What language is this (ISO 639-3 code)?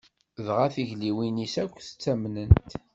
kab